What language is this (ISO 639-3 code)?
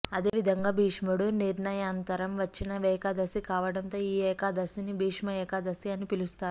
tel